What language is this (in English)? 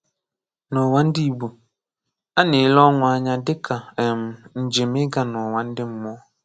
Igbo